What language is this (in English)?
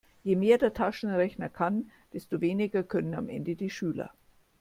German